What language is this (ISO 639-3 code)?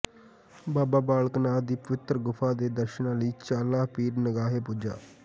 pan